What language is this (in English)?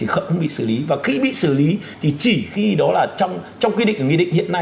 Vietnamese